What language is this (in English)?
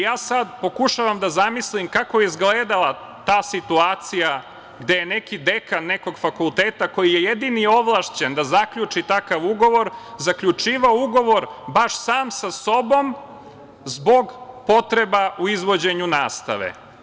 Serbian